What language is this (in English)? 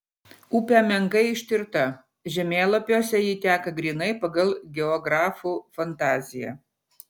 Lithuanian